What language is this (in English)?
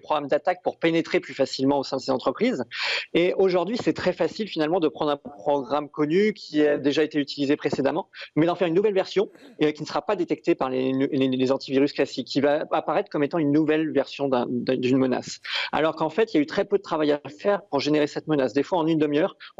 French